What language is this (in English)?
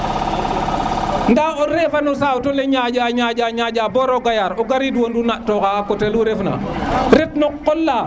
Serer